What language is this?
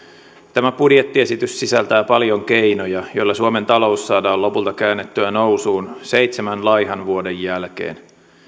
Finnish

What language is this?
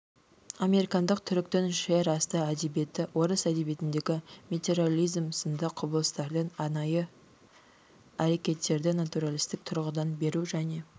Kazakh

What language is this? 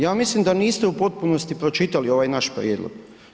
Croatian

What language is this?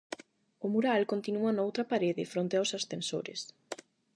Galician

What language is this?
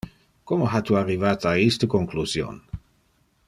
Interlingua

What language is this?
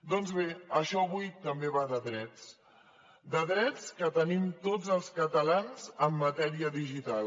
Catalan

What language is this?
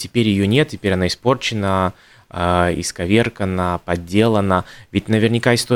Russian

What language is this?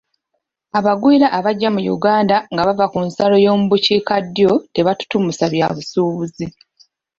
Ganda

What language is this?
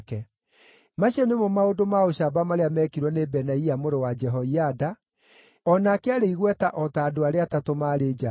Kikuyu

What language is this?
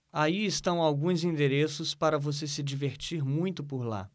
Portuguese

